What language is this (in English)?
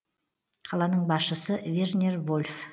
Kazakh